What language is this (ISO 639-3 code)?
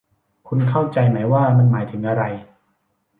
tha